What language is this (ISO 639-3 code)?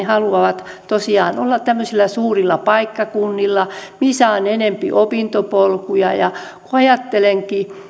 fin